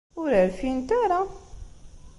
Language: Kabyle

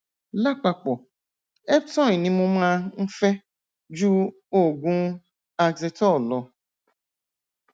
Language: Yoruba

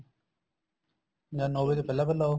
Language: Punjabi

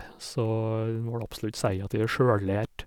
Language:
Norwegian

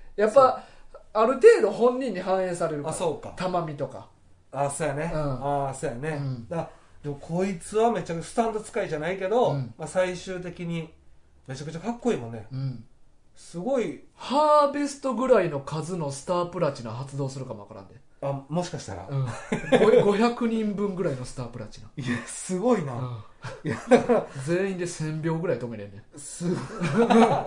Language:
Japanese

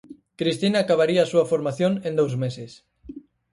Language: Galician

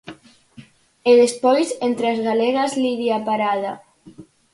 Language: Galician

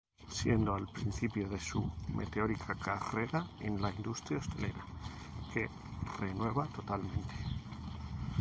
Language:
Spanish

